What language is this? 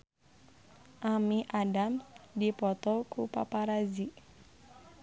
Sundanese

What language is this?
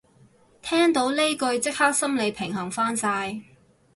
Cantonese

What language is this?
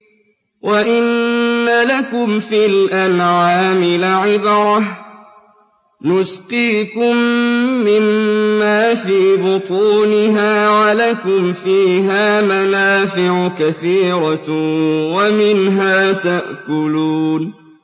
Arabic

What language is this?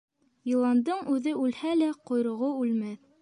Bashkir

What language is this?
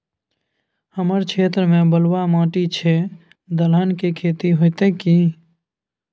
Maithili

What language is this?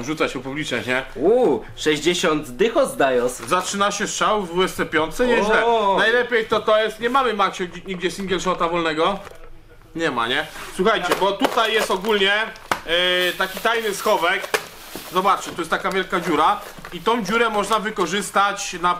Polish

